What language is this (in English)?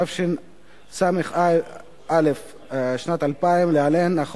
Hebrew